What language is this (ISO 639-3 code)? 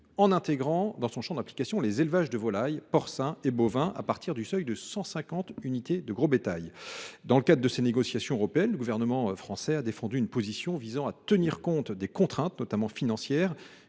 fra